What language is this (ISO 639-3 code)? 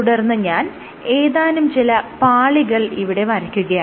mal